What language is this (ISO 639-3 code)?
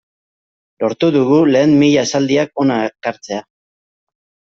eus